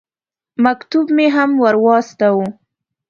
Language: Pashto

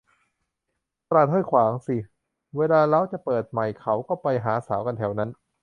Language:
Thai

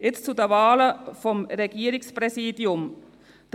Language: Swiss German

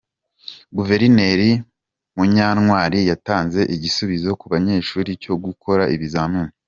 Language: Kinyarwanda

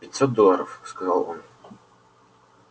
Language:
Russian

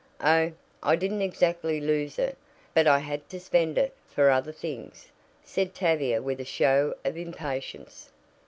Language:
English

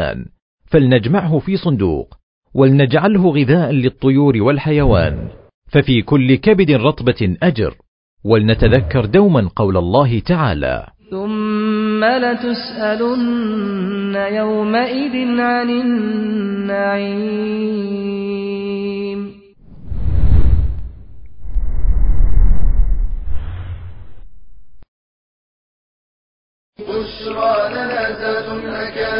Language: Arabic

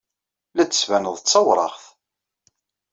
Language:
Kabyle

